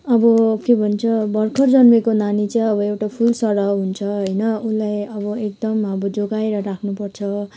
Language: Nepali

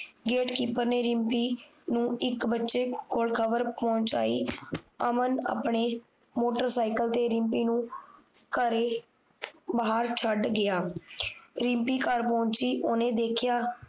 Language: Punjabi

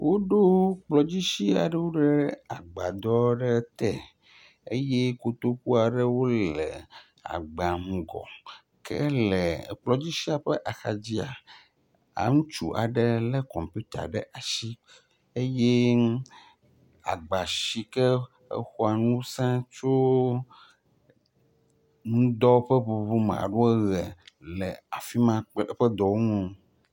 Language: Ewe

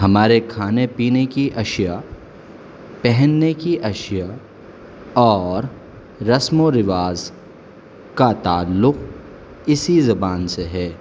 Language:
Urdu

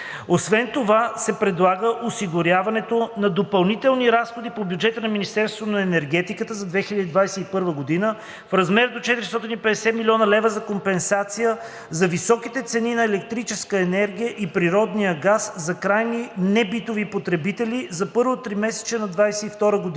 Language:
Bulgarian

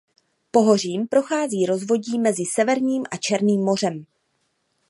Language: Czech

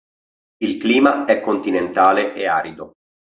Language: Italian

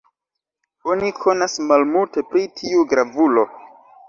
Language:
Esperanto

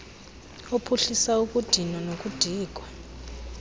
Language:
Xhosa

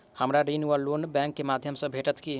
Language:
Maithili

